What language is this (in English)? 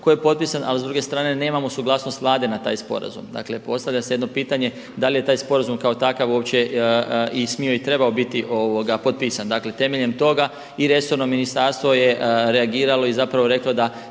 Croatian